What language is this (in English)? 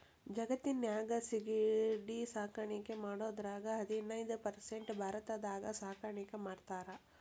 Kannada